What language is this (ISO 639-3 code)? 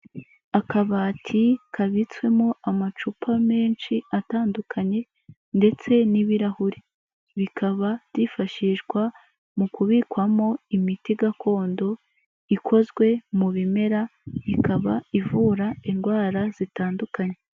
kin